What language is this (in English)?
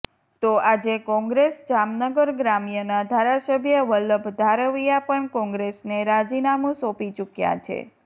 Gujarati